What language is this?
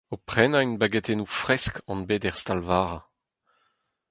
Breton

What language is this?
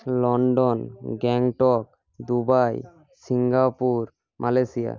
Bangla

